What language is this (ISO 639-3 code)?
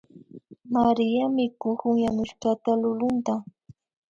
qvi